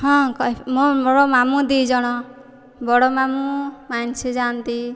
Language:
Odia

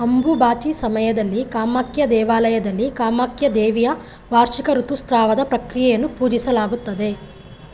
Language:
Kannada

